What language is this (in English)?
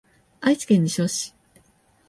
Japanese